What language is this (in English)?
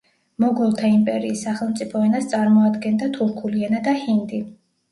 Georgian